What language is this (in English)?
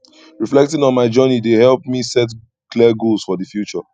Nigerian Pidgin